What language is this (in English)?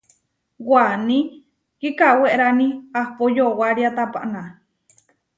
Huarijio